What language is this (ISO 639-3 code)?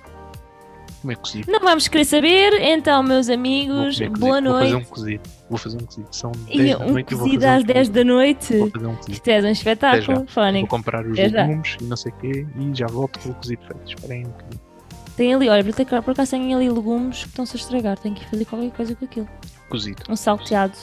por